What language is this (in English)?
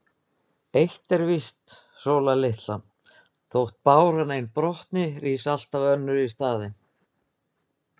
Icelandic